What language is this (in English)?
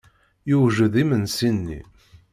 Kabyle